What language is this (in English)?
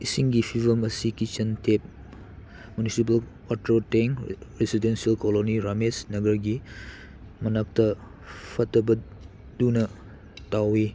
Manipuri